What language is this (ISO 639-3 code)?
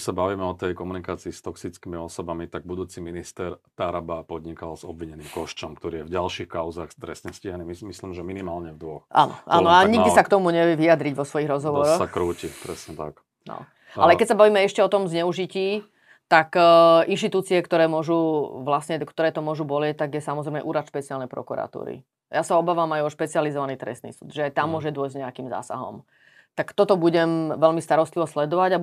slk